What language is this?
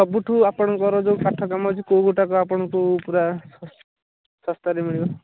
Odia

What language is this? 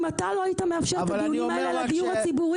Hebrew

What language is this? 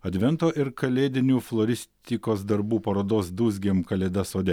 Lithuanian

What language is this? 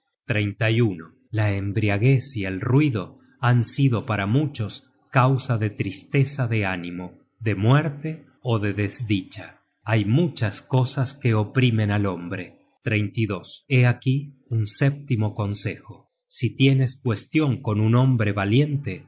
Spanish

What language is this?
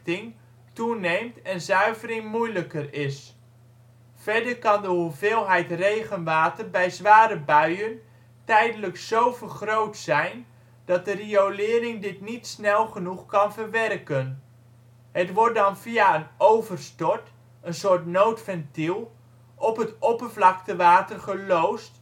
Dutch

